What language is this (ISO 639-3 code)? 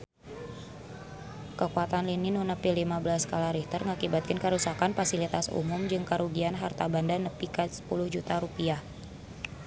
sun